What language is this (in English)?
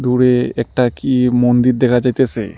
Bangla